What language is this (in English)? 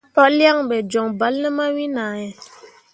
Mundang